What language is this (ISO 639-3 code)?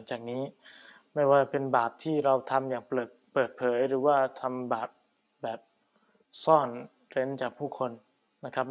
tha